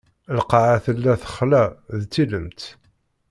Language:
Kabyle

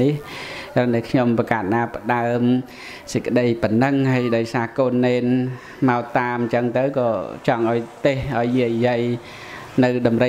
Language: Vietnamese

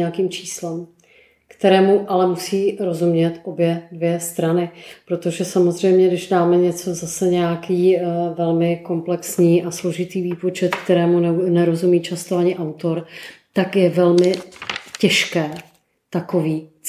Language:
Czech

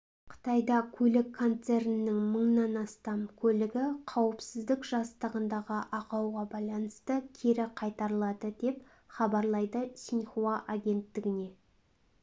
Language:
Kazakh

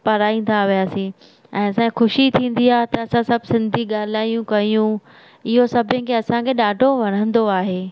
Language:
Sindhi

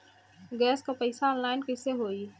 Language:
Bhojpuri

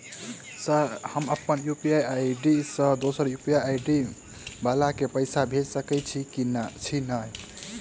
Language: Maithili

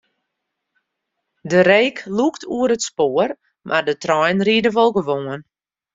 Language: Western Frisian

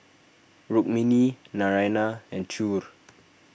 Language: English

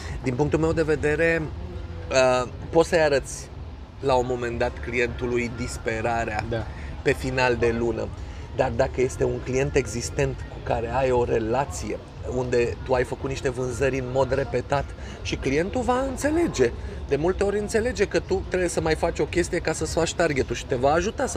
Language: Romanian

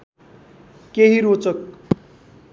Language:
Nepali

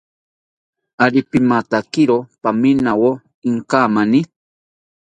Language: South Ucayali Ashéninka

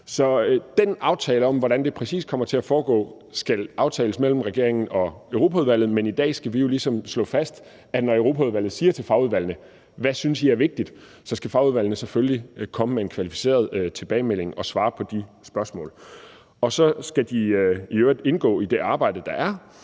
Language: Danish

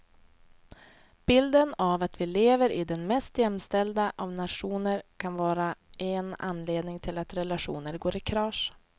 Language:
Swedish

